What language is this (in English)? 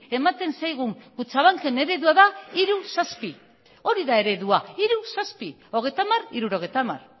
Basque